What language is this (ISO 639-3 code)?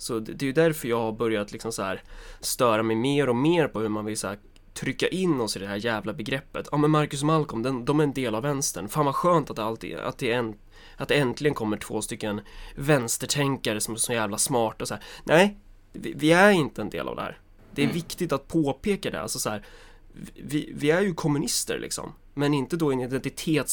swe